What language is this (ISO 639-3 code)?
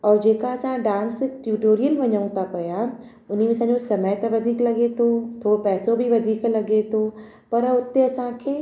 snd